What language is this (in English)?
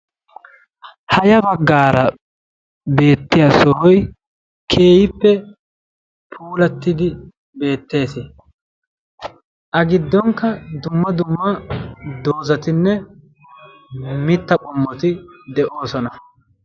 Wolaytta